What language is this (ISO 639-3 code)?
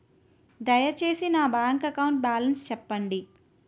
tel